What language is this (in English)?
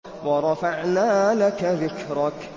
Arabic